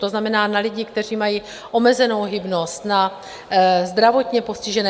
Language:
Czech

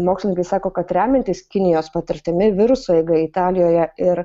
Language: Lithuanian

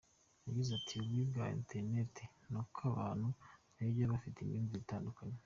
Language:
Kinyarwanda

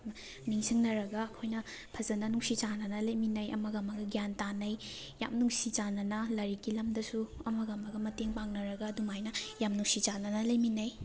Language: Manipuri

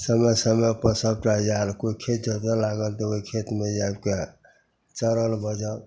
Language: Maithili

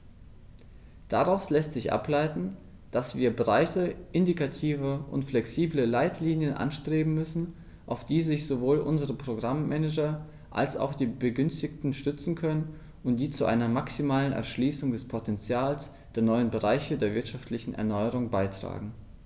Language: German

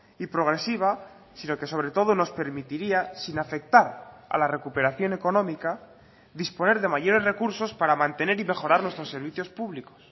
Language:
Spanish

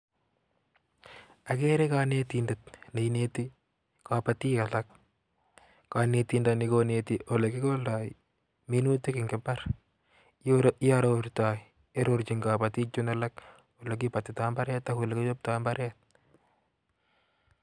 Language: Kalenjin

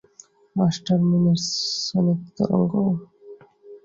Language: Bangla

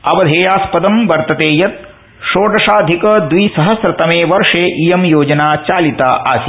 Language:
Sanskrit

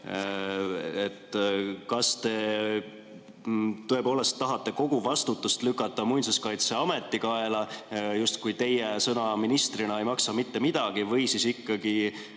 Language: Estonian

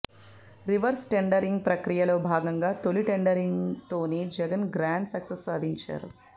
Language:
Telugu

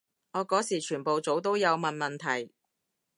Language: Cantonese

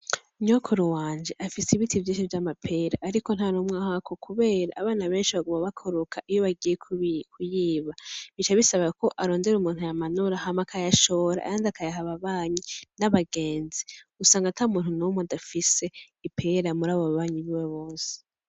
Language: Rundi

